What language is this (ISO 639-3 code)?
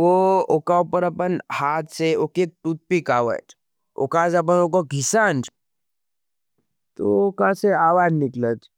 noe